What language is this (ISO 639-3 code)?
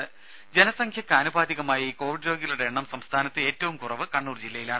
mal